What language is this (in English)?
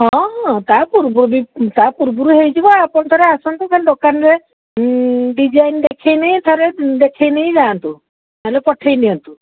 Odia